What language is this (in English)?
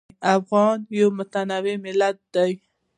Pashto